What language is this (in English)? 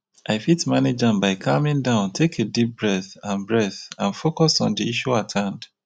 Nigerian Pidgin